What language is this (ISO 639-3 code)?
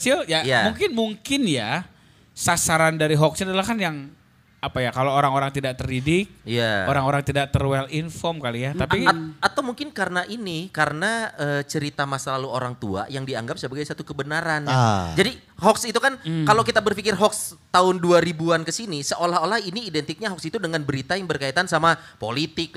ind